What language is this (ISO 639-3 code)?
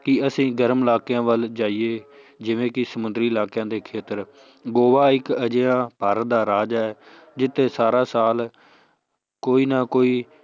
pan